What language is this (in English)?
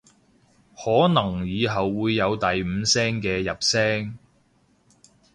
Cantonese